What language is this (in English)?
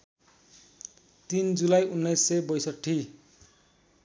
Nepali